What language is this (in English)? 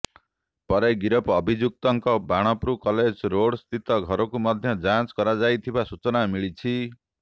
Odia